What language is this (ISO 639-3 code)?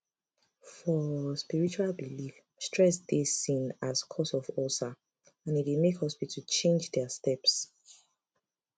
pcm